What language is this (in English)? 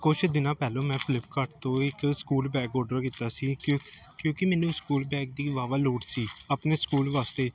Punjabi